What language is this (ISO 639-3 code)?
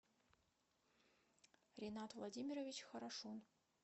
rus